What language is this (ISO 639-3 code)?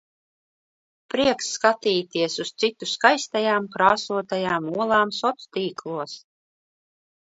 lav